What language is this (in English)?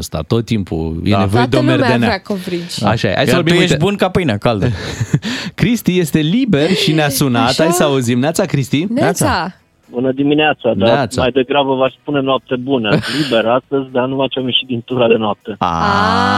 Romanian